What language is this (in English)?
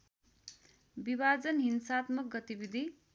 Nepali